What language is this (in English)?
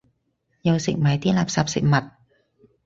Cantonese